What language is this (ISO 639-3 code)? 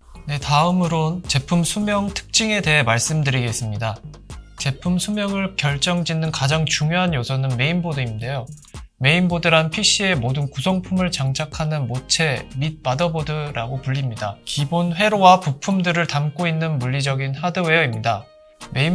kor